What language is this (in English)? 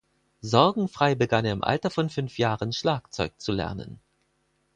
German